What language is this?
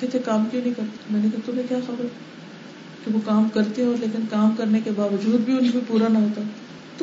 Urdu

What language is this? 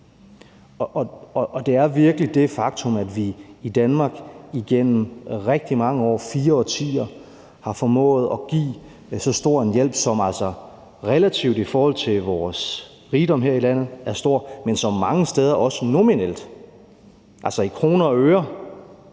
Danish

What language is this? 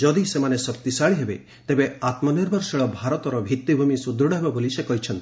Odia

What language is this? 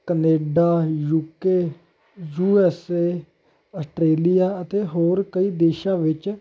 Punjabi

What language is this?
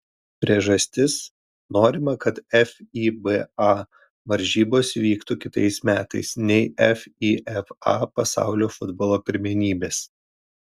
Lithuanian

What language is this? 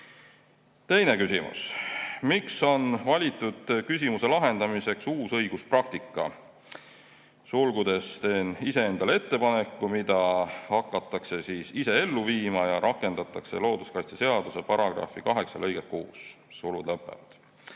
Estonian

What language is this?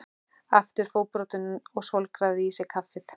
Icelandic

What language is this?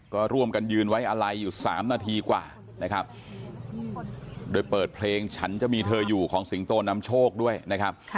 Thai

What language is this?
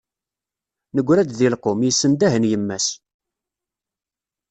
Kabyle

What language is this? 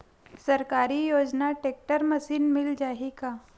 Chhattisgarhi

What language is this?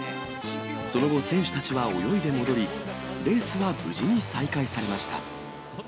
Japanese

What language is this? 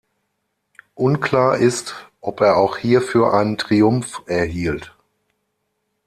German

